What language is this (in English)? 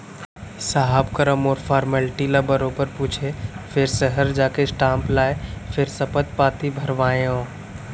Chhattisgarhi